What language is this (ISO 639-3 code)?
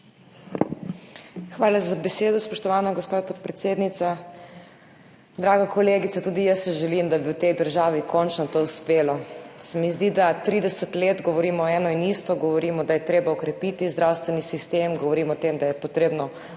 slv